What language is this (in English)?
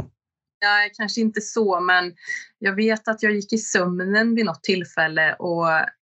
Swedish